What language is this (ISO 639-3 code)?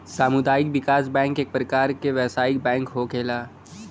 bho